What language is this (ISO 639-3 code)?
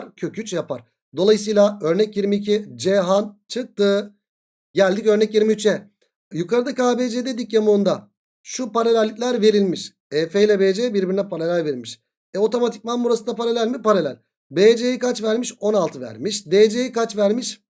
tur